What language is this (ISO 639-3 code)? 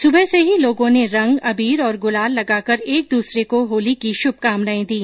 hin